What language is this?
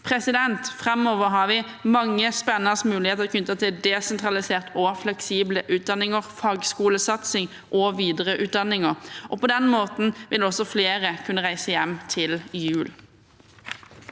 Norwegian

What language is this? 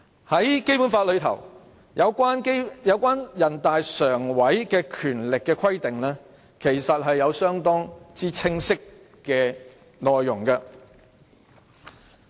Cantonese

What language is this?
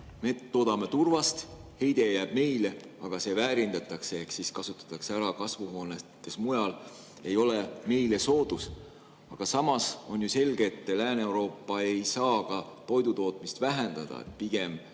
Estonian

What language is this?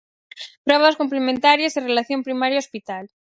Galician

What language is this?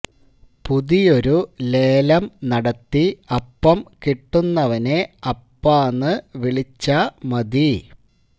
Malayalam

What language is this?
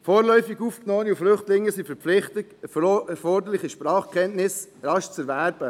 Swiss German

